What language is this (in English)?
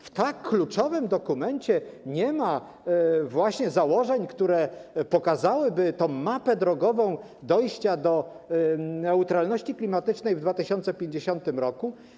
Polish